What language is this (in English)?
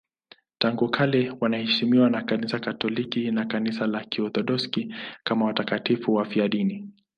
Swahili